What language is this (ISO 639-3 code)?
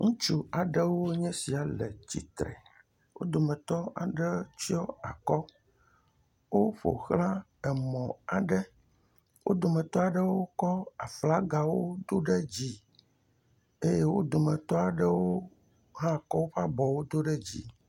ewe